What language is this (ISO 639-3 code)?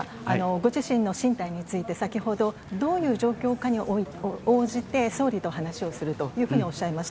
jpn